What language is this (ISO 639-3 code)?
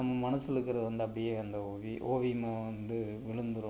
tam